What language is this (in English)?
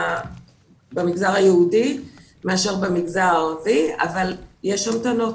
Hebrew